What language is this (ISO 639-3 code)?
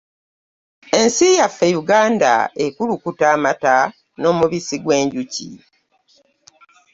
lug